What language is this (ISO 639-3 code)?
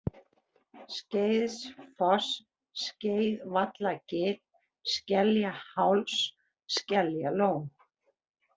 isl